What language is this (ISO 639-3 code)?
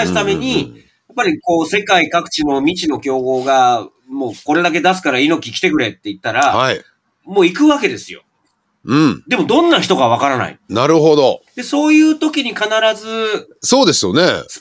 jpn